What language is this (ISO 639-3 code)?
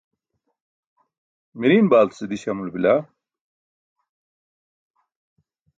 bsk